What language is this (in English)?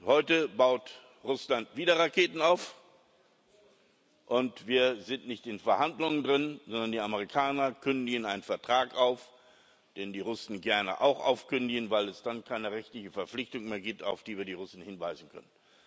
German